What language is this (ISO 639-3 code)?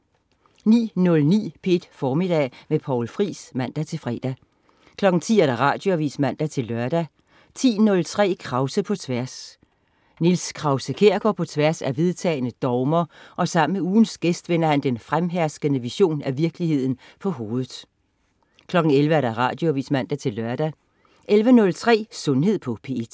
dan